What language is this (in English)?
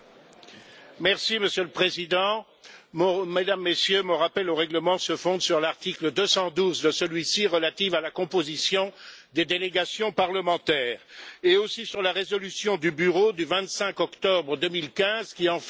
French